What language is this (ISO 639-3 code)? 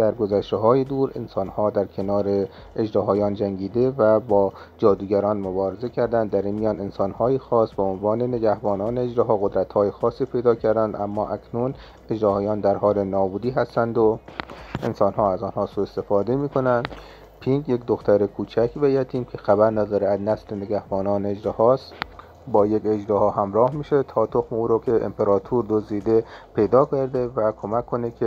fas